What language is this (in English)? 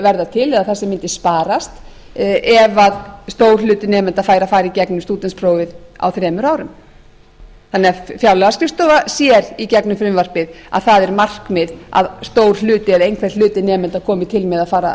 Icelandic